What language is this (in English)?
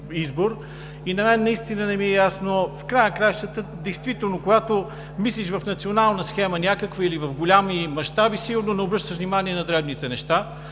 Bulgarian